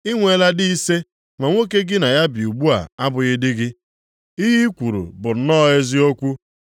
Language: Igbo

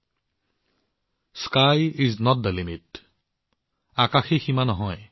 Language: Assamese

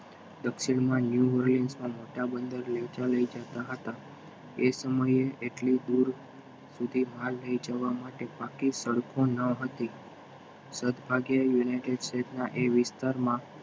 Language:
Gujarati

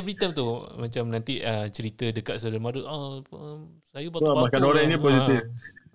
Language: Malay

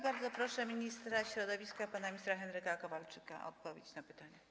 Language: Polish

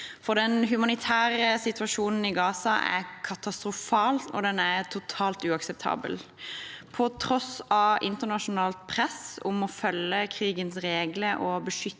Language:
Norwegian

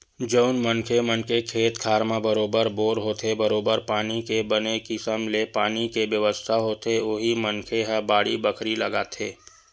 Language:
Chhattisgarhi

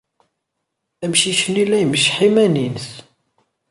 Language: Kabyle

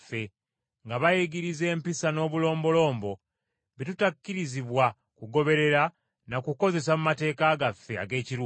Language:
Ganda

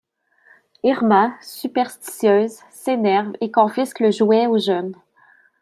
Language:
French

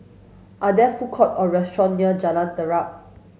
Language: English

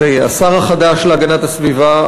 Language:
Hebrew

